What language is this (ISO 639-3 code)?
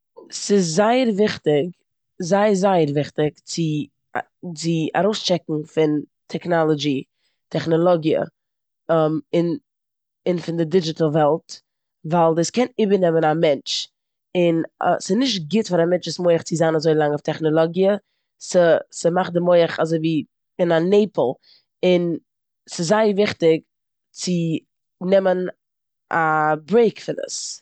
yid